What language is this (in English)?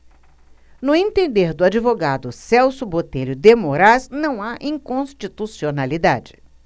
Portuguese